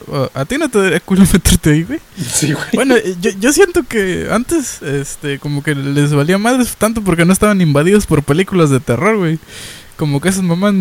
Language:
Spanish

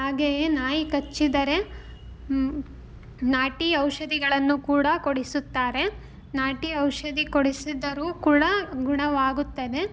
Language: Kannada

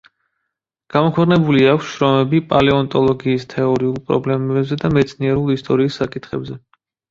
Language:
Georgian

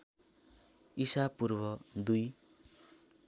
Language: Nepali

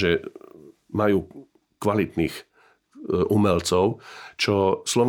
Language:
Slovak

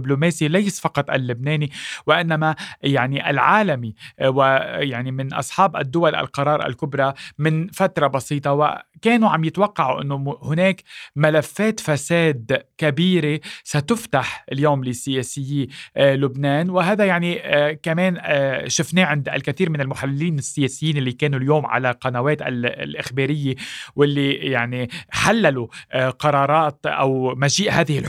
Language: Arabic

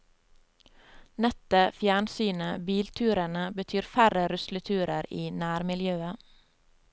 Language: Norwegian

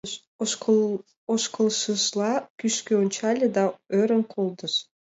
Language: Mari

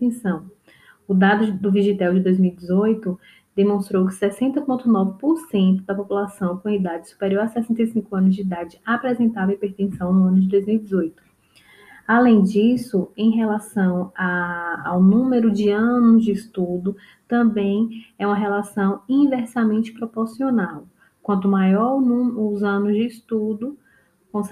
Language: Portuguese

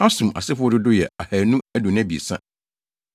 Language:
Akan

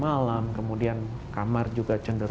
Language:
Indonesian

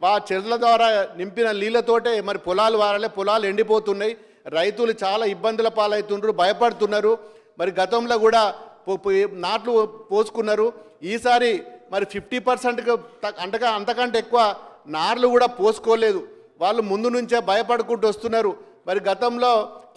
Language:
Telugu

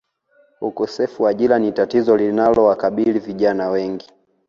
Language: Swahili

